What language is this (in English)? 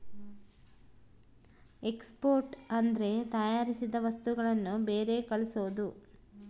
Kannada